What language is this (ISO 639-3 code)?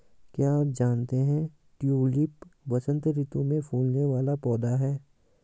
hin